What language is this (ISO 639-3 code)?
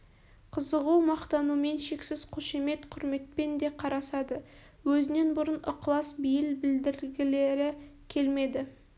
kaz